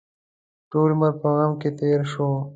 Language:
Pashto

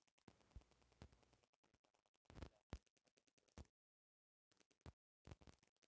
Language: Bhojpuri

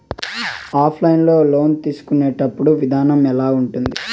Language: Telugu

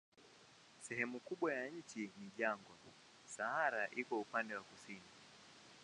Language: Swahili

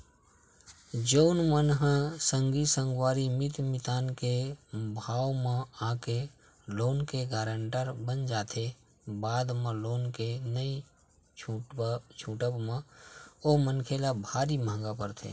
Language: Chhattisgarhi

